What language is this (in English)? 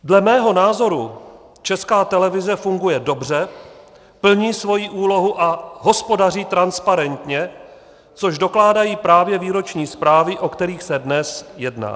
Czech